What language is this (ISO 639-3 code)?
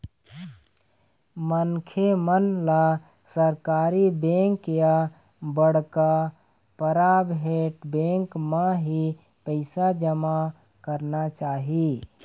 hne